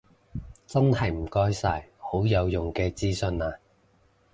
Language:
Cantonese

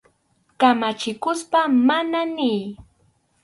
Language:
Arequipa-La Unión Quechua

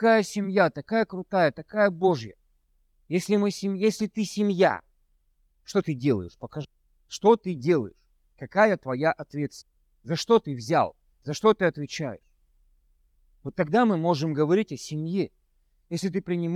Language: Russian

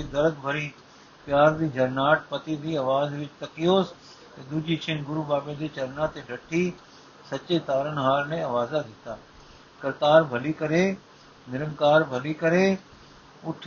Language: Punjabi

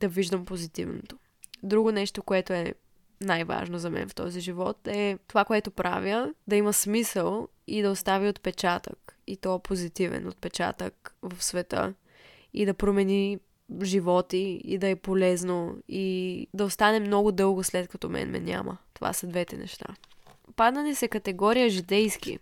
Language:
Bulgarian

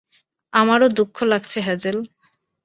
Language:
Bangla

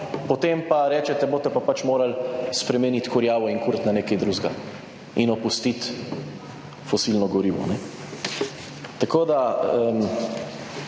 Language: Slovenian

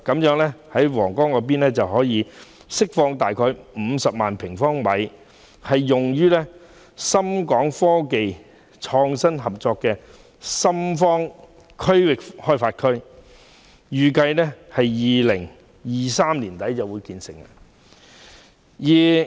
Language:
Cantonese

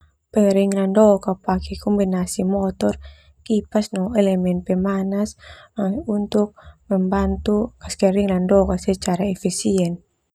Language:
Termanu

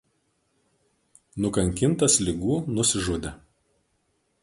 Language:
Lithuanian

